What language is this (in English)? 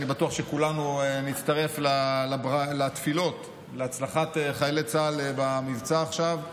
Hebrew